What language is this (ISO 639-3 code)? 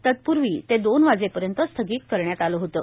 mar